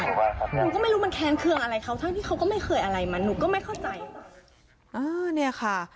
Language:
Thai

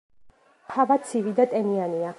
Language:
Georgian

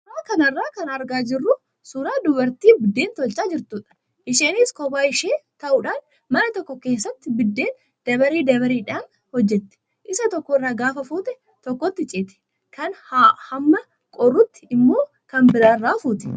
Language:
Oromo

